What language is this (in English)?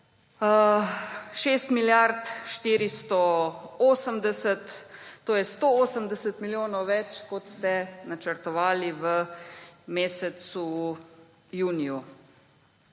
Slovenian